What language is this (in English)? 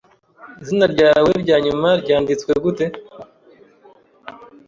Kinyarwanda